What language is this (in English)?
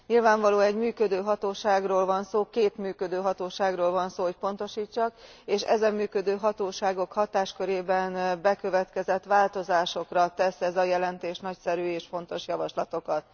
Hungarian